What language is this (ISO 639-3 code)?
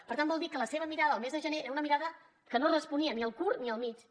cat